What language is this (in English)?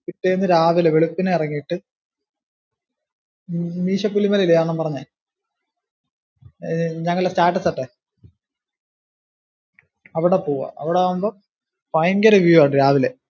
Malayalam